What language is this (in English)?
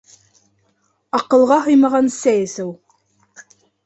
Bashkir